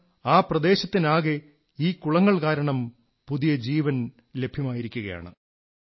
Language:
Malayalam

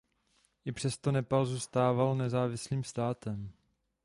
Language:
Czech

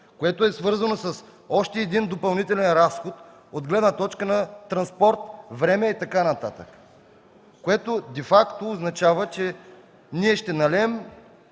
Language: Bulgarian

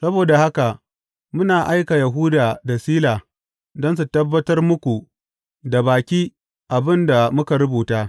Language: Hausa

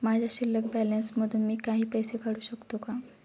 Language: Marathi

